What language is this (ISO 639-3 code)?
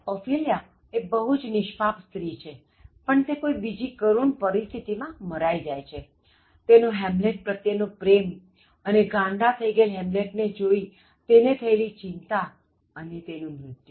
guj